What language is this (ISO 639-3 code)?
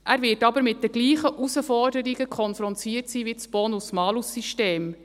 gsw